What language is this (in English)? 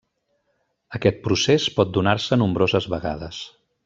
Catalan